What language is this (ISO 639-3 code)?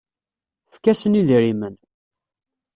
kab